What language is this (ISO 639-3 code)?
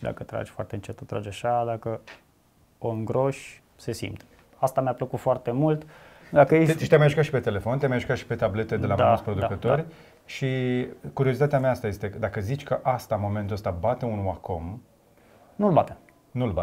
ron